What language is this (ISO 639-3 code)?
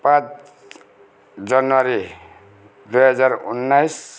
nep